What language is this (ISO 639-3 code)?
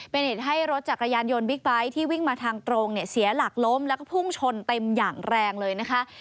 tha